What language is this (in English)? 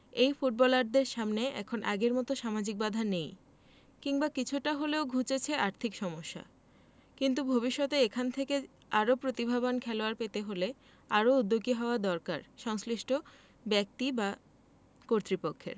Bangla